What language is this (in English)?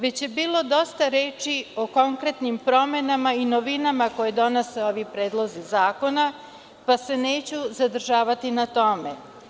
Serbian